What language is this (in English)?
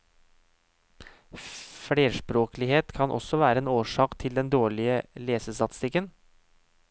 Norwegian